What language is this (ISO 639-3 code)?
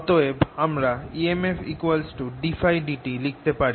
ben